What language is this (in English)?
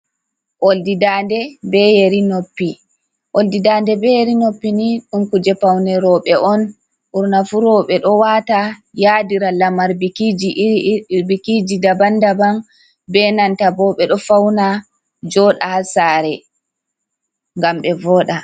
Fula